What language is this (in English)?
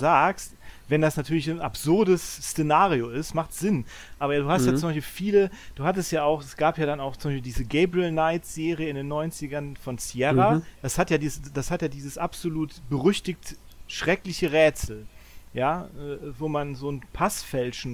German